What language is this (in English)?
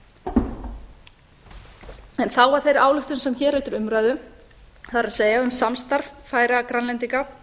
Icelandic